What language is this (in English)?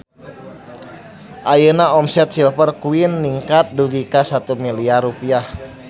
Sundanese